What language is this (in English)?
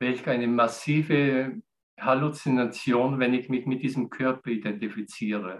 German